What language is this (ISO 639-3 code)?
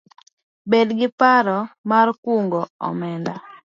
luo